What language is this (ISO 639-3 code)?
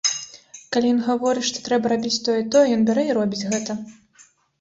bel